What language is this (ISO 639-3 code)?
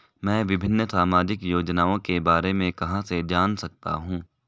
hin